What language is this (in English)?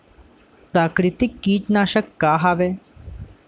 Chhattisgarhi